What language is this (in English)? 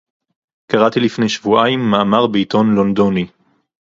Hebrew